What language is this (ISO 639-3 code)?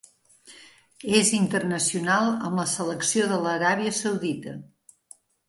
cat